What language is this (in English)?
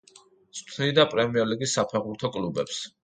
Georgian